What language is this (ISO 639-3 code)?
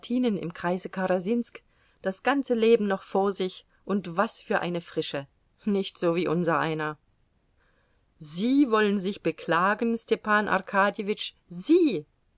deu